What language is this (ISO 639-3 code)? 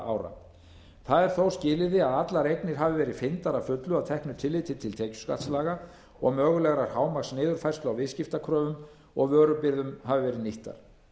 isl